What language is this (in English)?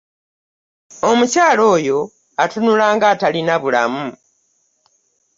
Ganda